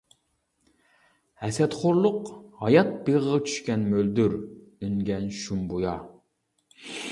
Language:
Uyghur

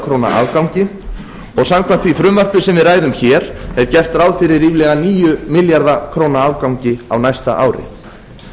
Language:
Icelandic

